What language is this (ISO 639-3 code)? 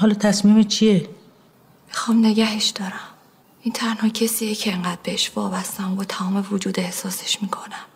fas